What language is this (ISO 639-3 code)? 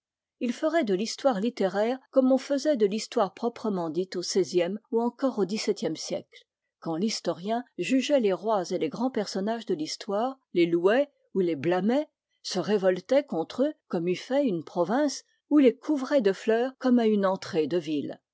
fra